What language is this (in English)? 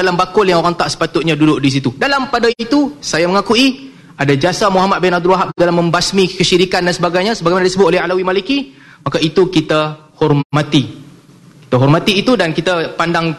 Malay